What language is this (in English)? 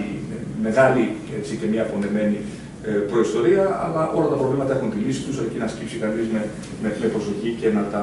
Greek